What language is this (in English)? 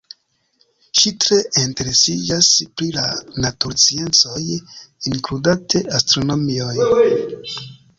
Esperanto